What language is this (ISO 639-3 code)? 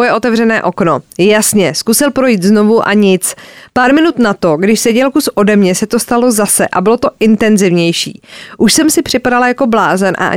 ces